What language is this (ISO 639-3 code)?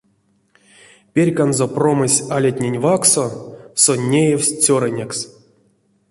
myv